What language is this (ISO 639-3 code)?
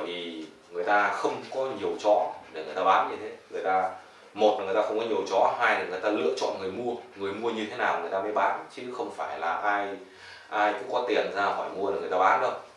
vie